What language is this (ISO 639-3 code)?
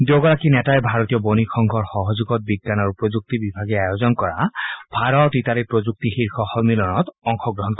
asm